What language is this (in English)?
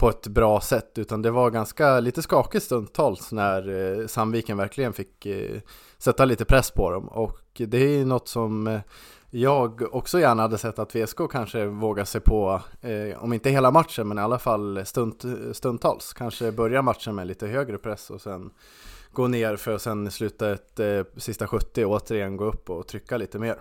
Swedish